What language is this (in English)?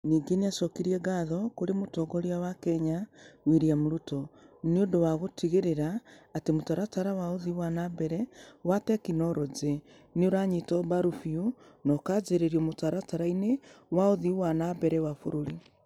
Kikuyu